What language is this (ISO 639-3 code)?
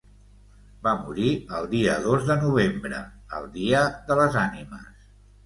cat